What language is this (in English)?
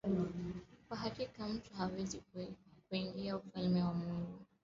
Swahili